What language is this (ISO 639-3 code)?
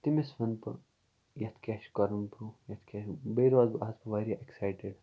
kas